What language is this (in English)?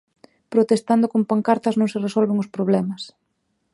Galician